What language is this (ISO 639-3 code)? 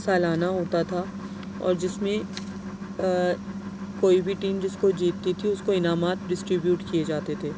urd